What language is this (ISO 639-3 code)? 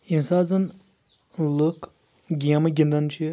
kas